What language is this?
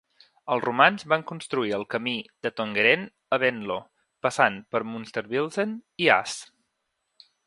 Catalan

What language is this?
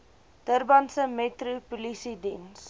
Afrikaans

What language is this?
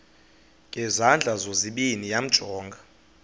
Xhosa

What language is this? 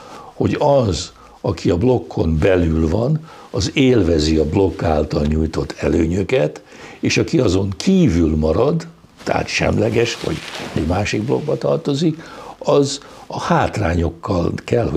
Hungarian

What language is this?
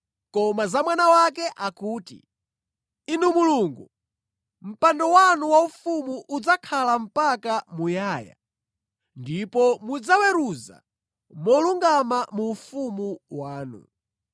Nyanja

